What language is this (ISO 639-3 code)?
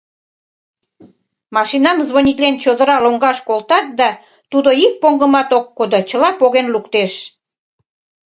chm